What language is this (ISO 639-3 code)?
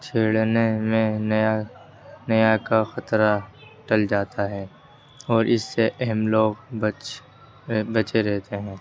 urd